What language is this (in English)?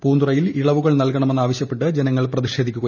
Malayalam